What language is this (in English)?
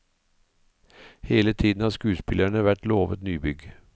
Norwegian